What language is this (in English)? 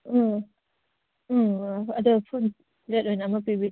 Manipuri